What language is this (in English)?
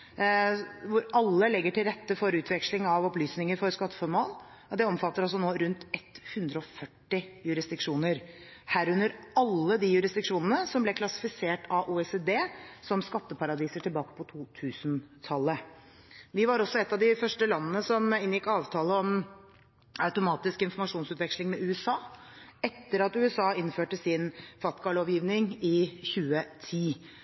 Norwegian Bokmål